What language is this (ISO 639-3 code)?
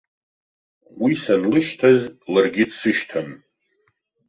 abk